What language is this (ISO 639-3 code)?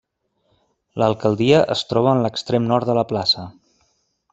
cat